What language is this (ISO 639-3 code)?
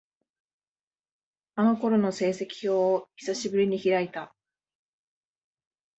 jpn